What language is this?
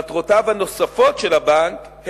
Hebrew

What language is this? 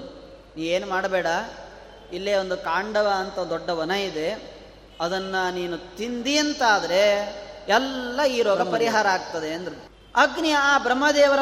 Kannada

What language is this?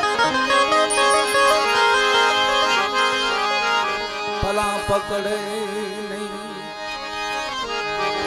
Arabic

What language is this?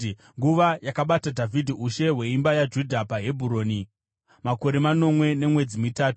Shona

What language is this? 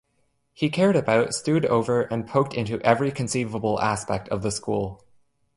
English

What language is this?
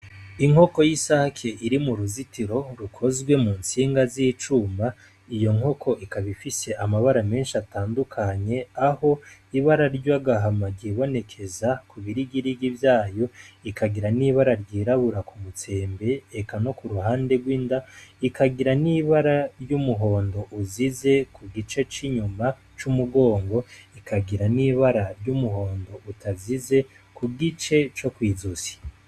Rundi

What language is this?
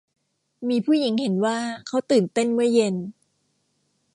Thai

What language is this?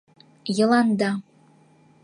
Mari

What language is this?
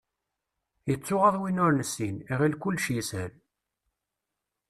Kabyle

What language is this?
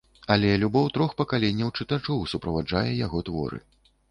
Belarusian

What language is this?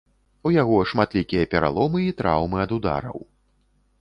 Belarusian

